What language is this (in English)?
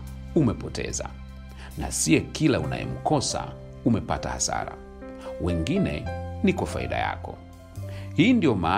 Swahili